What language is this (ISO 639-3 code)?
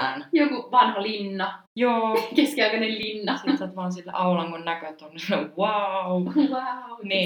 fin